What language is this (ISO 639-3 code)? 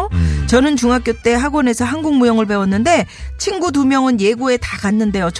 kor